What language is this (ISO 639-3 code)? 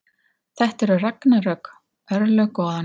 isl